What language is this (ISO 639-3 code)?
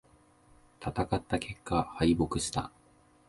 jpn